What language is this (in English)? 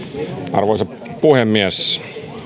Finnish